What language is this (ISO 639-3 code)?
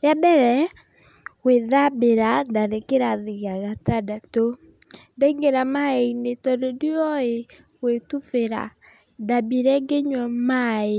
kik